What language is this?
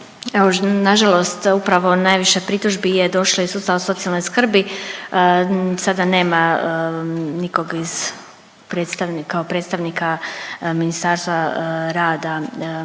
Croatian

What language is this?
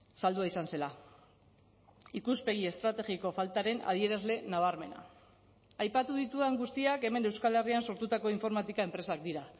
Basque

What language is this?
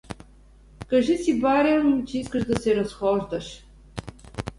Bulgarian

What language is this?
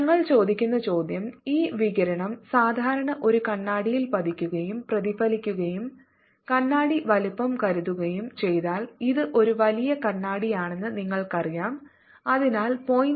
Malayalam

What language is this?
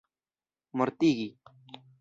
Esperanto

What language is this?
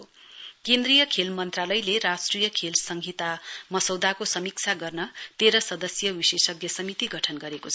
Nepali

